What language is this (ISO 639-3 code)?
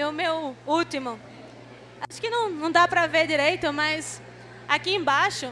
por